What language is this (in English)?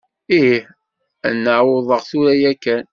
Kabyle